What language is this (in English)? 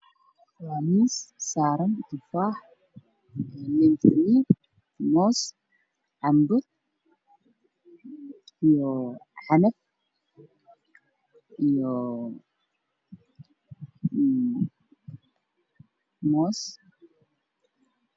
Somali